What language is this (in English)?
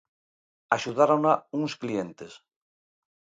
Galician